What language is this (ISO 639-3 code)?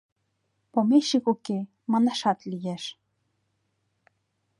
chm